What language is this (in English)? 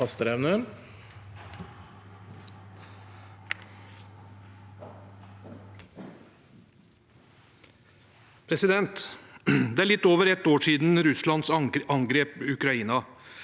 Norwegian